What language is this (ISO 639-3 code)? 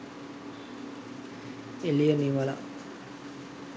sin